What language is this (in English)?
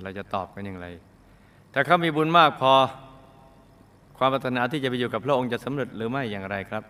Thai